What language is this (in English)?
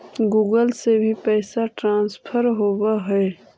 Magahi